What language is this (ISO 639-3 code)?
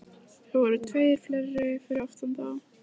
isl